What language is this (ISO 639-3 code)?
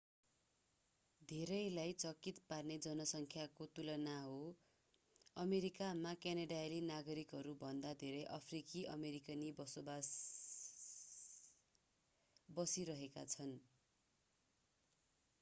nep